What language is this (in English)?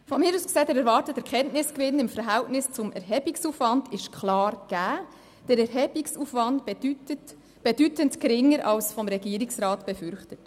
Swiss German